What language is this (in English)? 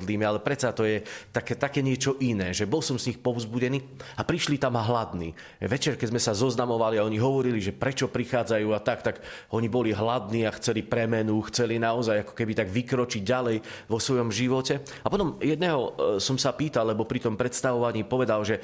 Slovak